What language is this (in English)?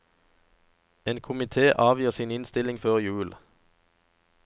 Norwegian